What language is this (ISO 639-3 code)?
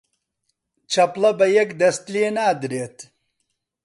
ckb